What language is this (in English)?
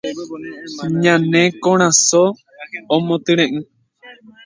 Guarani